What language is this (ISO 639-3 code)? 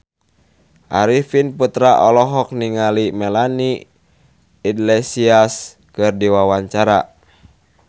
sun